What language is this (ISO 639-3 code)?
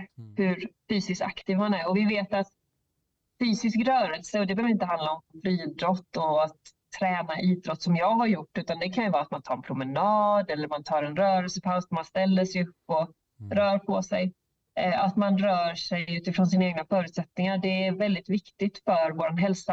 swe